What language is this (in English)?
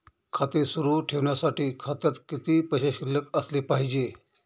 Marathi